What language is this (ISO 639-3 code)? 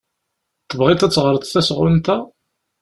kab